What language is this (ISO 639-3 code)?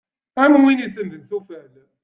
kab